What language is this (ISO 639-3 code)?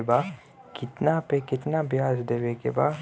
bho